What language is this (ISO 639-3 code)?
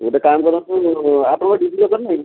ori